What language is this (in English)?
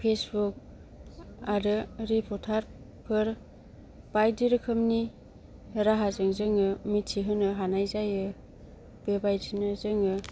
Bodo